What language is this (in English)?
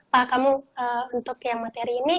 Indonesian